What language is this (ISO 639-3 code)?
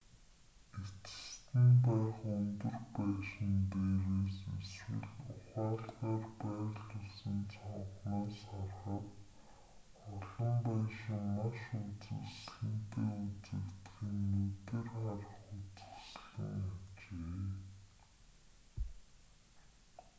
mon